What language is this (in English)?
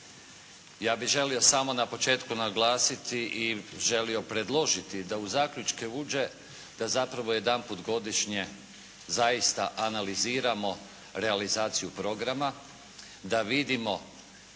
Croatian